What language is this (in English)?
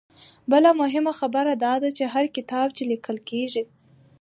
Pashto